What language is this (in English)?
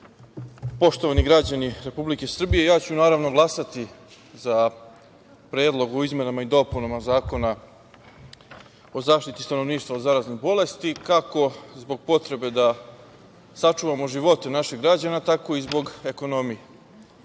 Serbian